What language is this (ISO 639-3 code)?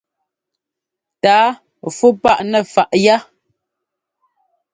jgo